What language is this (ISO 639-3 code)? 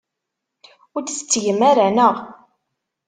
kab